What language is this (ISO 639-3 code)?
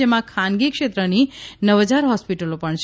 guj